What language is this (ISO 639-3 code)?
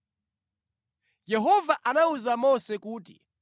nya